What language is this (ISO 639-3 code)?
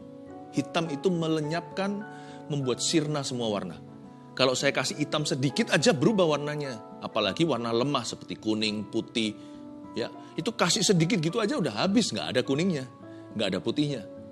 ind